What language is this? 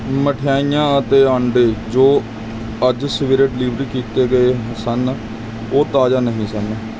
Punjabi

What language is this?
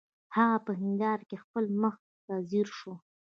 Pashto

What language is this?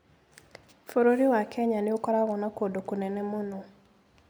Kikuyu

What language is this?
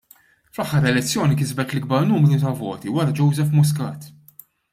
Maltese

